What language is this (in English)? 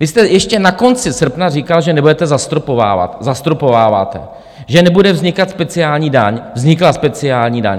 Czech